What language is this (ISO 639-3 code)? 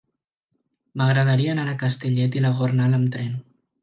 cat